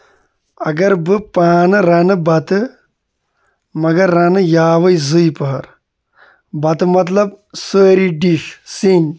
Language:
Kashmiri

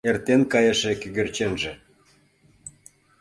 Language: Mari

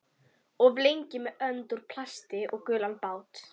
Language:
Icelandic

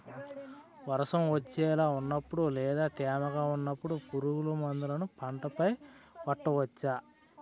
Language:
Telugu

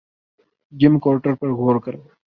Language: Urdu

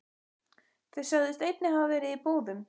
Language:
Icelandic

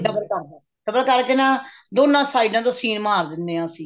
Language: Punjabi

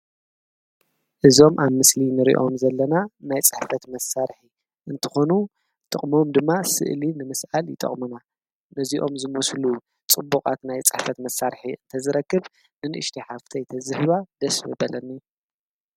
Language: Tigrinya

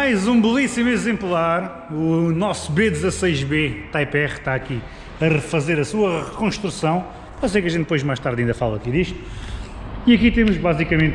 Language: Portuguese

